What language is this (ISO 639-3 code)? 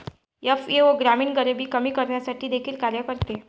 mar